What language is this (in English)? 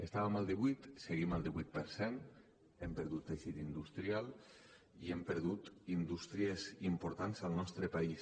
Catalan